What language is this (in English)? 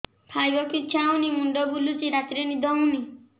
Odia